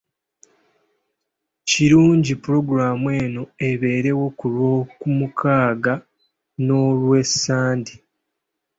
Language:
Ganda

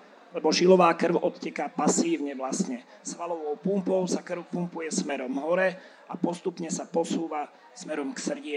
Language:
Slovak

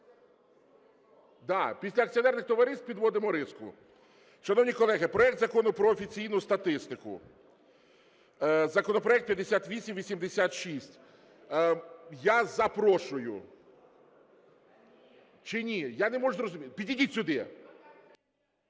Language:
Ukrainian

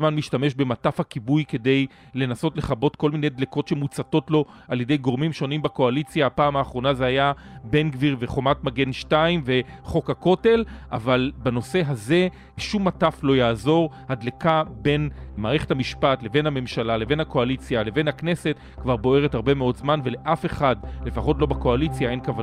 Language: Hebrew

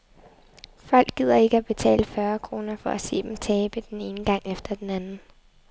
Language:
Danish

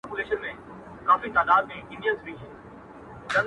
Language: Pashto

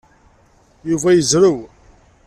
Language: Kabyle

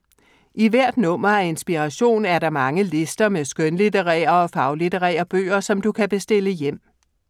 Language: Danish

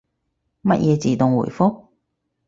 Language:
Cantonese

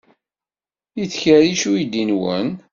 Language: Kabyle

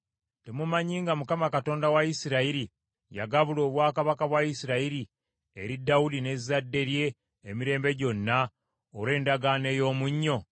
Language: Ganda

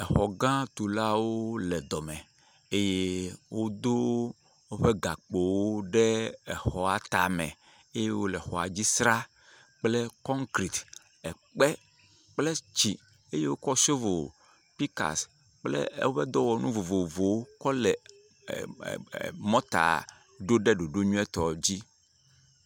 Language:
Ewe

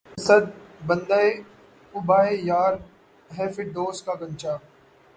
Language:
Urdu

